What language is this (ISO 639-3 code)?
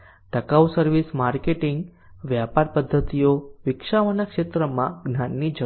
guj